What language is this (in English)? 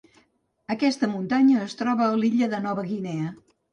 Catalan